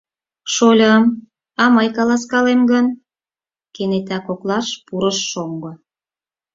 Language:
Mari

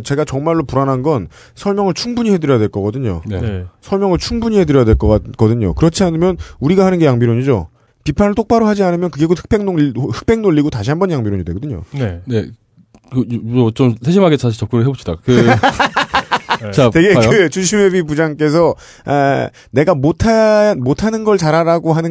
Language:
Korean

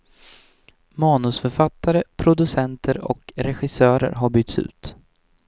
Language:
Swedish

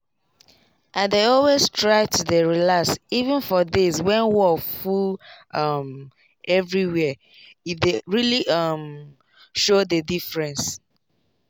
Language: Nigerian Pidgin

